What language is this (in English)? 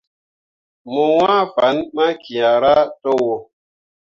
Mundang